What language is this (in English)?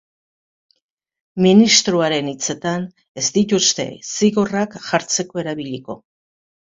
Basque